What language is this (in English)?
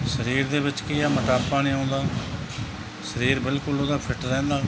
Punjabi